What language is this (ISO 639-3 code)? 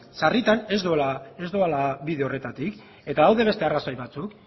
eus